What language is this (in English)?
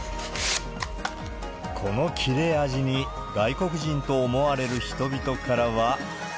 Japanese